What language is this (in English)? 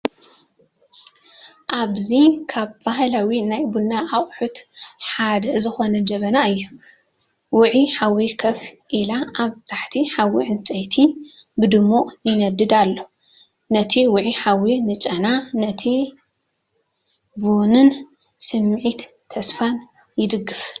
Tigrinya